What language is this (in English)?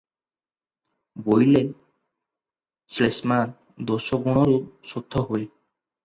Odia